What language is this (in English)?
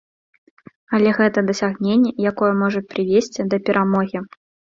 Belarusian